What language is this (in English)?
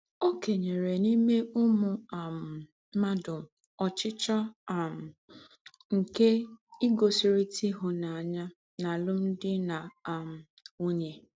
Igbo